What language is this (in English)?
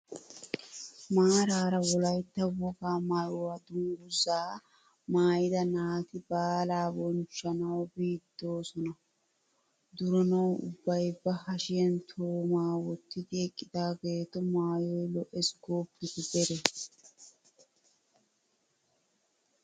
Wolaytta